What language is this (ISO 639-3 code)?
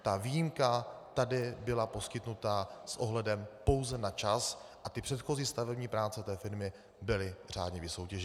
ces